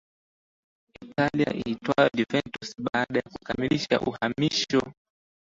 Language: Swahili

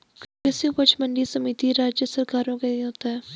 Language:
Hindi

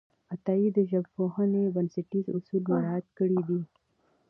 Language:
Pashto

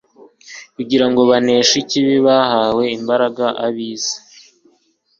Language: Kinyarwanda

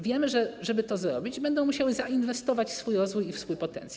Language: Polish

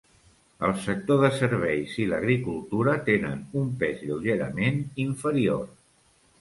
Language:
Catalan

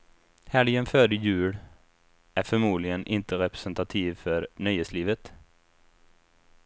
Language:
Swedish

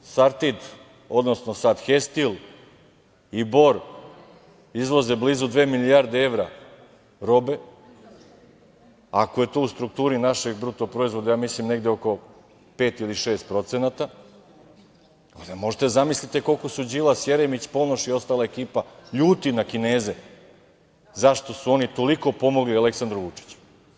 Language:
Serbian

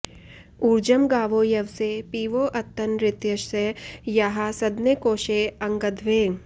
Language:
Sanskrit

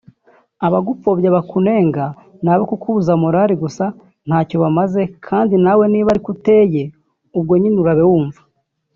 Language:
Kinyarwanda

